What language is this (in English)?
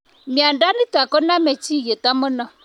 Kalenjin